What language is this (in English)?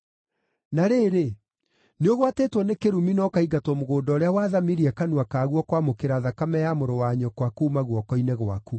Kikuyu